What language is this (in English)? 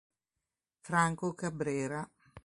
Italian